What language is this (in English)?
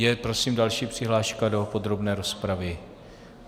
Czech